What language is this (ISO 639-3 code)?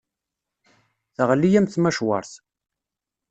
kab